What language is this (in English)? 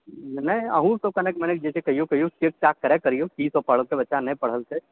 Maithili